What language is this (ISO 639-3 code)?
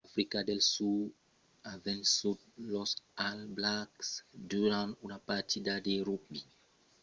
oci